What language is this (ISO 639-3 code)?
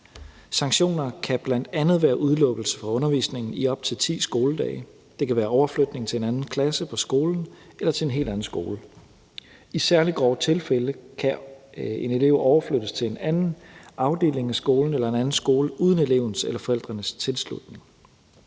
dan